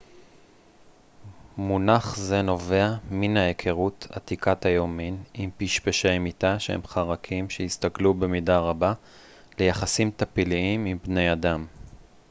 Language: Hebrew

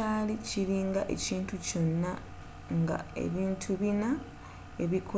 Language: Ganda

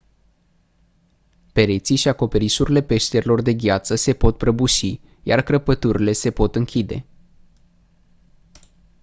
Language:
Romanian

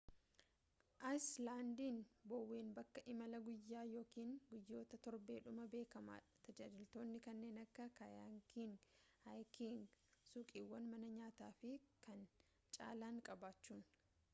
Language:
Oromo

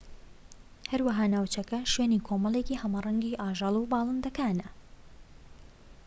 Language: Central Kurdish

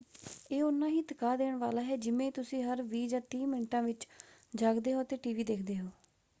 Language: Punjabi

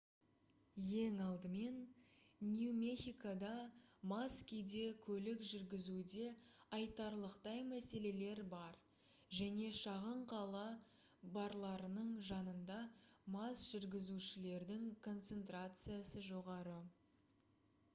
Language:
Kazakh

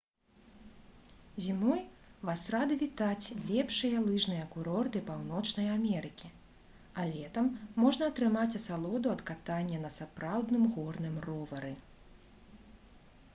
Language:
Belarusian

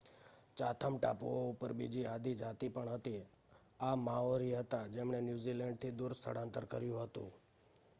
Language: Gujarati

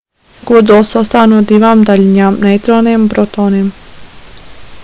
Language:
Latvian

